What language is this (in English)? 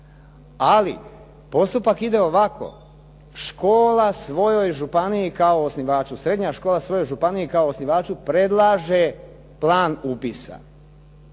Croatian